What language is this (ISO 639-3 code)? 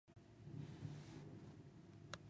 kzi